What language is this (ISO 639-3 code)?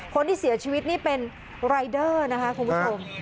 tha